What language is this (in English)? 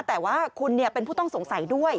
Thai